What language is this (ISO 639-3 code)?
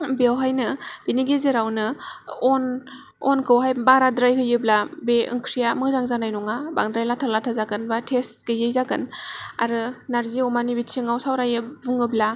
brx